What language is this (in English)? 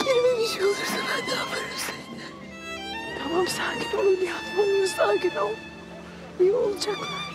Turkish